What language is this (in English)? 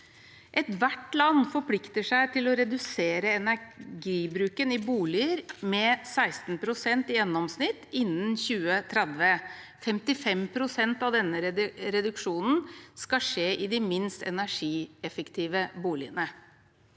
Norwegian